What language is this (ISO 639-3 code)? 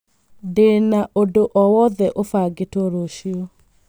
kik